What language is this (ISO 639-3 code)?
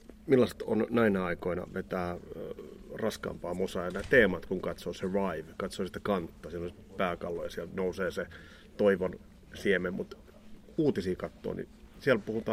fin